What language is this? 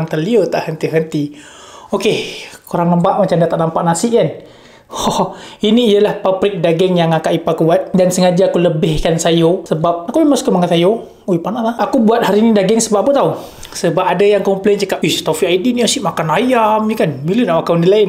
Malay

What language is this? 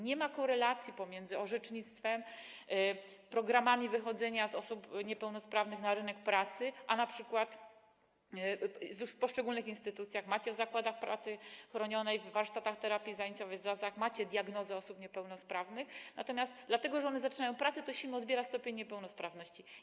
Polish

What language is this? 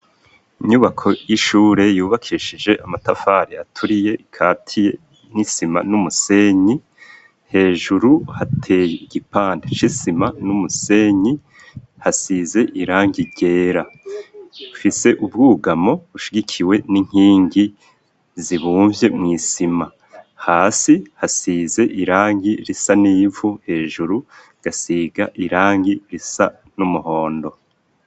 Rundi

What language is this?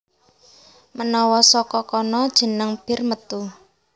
Javanese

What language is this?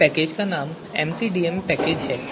Hindi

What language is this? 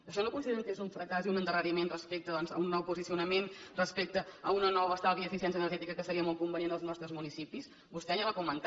Catalan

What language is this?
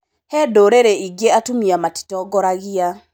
Kikuyu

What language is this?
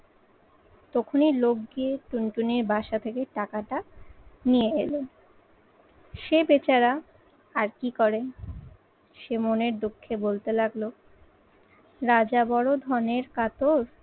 Bangla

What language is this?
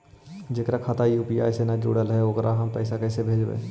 Magahi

